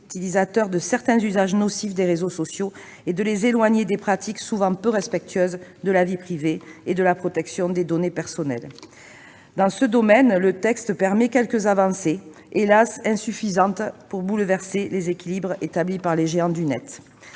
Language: French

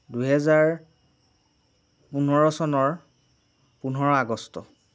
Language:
Assamese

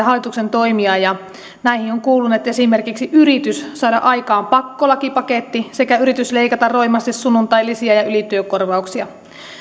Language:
Finnish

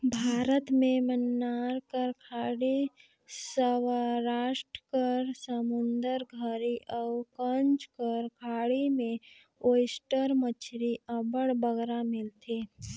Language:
Chhattisgarhi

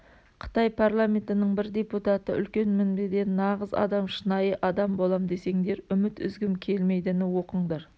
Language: Kazakh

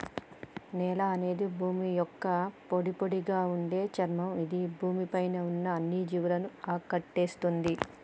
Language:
Telugu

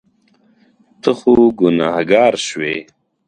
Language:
Pashto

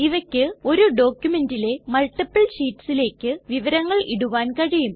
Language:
Malayalam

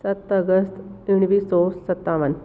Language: Sindhi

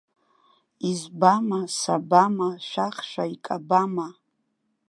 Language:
Abkhazian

